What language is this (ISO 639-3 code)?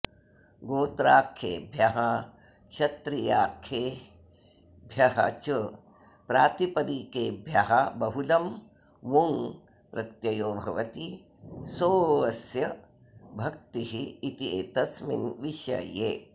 san